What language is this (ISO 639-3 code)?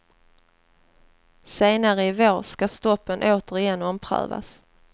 swe